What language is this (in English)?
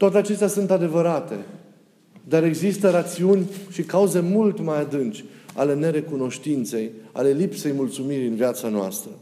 Romanian